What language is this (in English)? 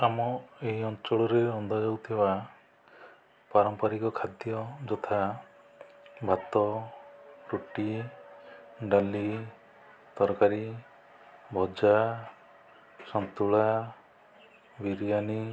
Odia